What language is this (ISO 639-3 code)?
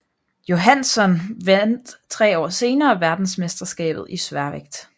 dan